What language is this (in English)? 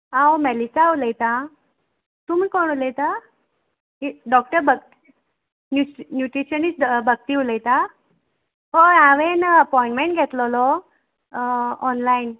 Konkani